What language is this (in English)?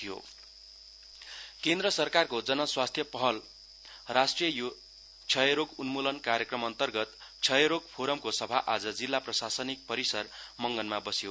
Nepali